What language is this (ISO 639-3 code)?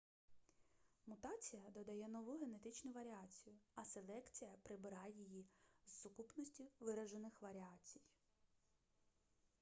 ukr